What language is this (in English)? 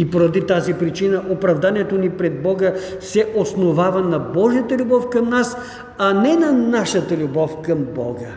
Bulgarian